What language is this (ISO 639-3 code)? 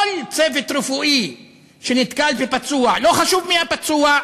heb